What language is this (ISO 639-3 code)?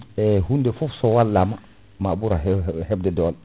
ful